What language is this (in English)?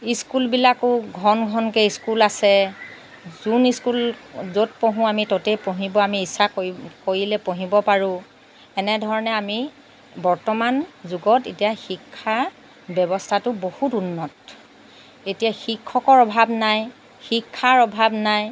Assamese